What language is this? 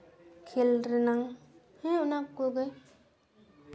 Santali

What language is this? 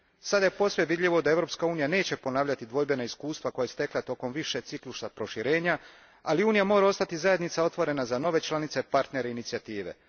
Croatian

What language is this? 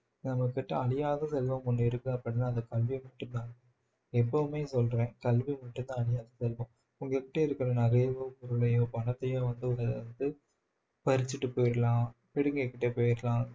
Tamil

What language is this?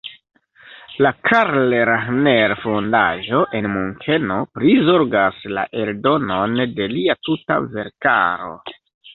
Esperanto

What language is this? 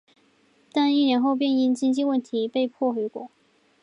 Chinese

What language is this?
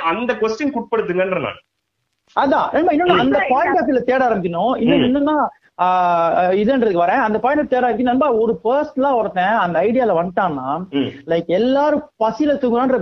Tamil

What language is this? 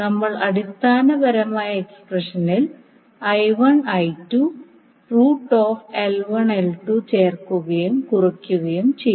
Malayalam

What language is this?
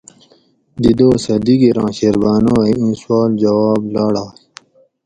Gawri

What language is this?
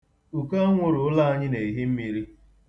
Igbo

